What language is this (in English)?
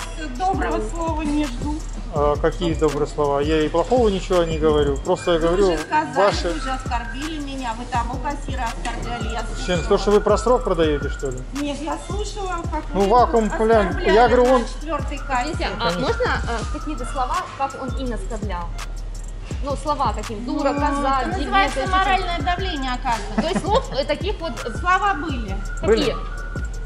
Russian